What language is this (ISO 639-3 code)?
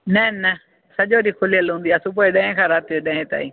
snd